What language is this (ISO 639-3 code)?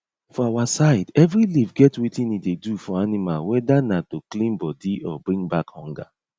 pcm